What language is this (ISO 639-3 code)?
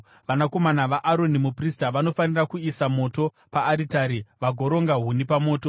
sna